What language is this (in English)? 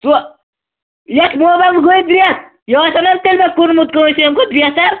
Kashmiri